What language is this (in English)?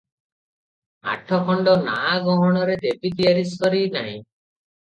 Odia